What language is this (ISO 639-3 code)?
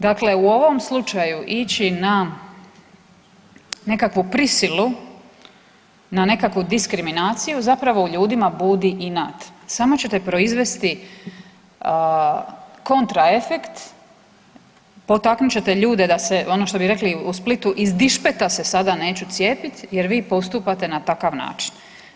hrv